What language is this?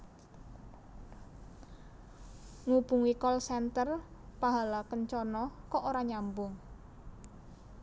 Javanese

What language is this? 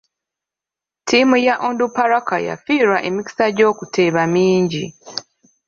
Ganda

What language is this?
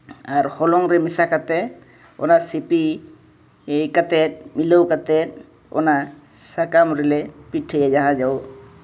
Santali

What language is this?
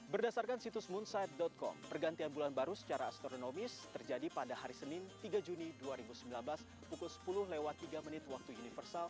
Indonesian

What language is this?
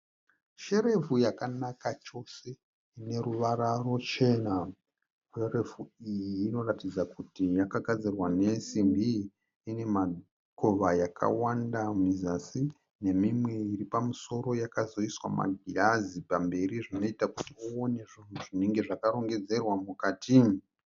Shona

